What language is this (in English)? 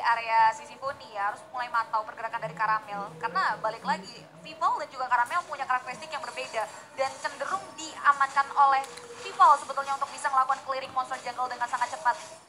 Indonesian